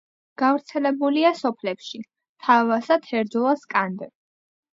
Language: Georgian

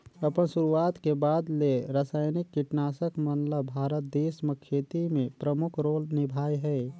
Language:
Chhattisgarhi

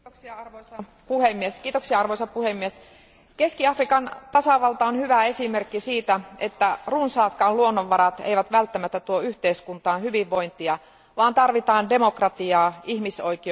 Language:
Finnish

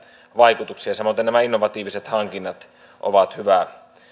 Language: Finnish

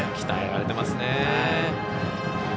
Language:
Japanese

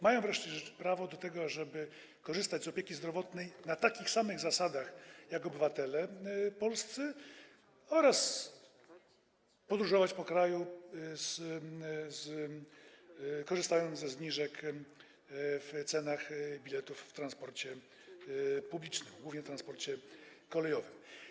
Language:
Polish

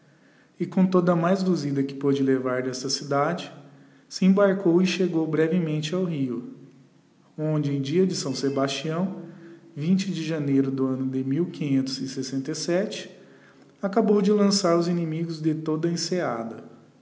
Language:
Portuguese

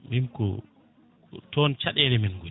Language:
Fula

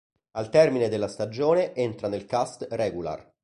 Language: Italian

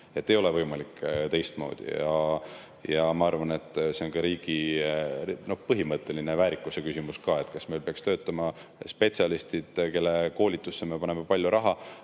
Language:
Estonian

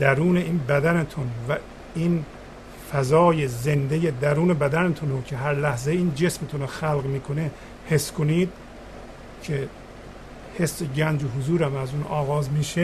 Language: Persian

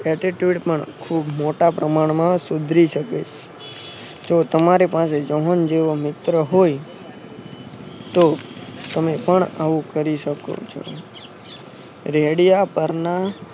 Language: Gujarati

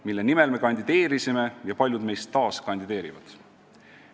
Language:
Estonian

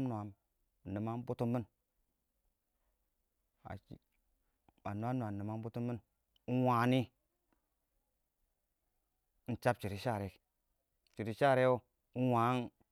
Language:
Awak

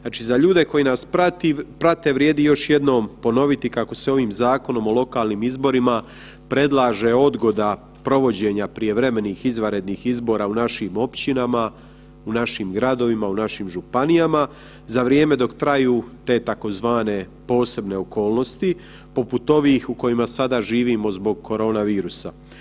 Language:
Croatian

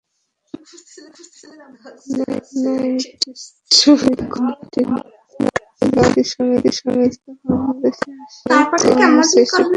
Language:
Bangla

